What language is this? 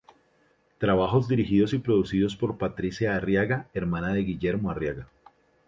Spanish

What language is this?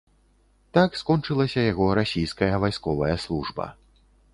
Belarusian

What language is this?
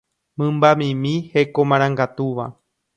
Guarani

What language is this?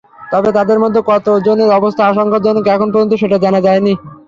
Bangla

